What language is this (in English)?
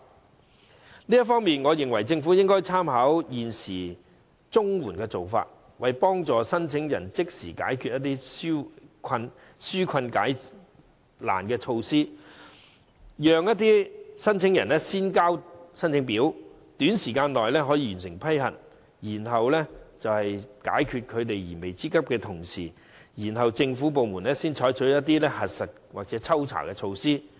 Cantonese